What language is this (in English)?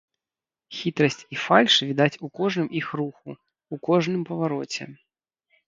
Belarusian